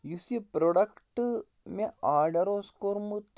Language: Kashmiri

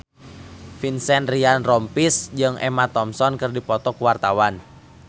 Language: Sundanese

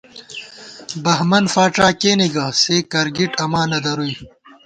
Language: Gawar-Bati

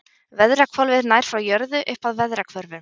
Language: Icelandic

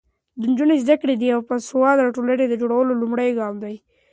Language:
Pashto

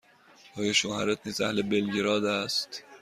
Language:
Persian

